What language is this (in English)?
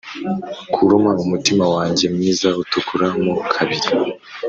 Kinyarwanda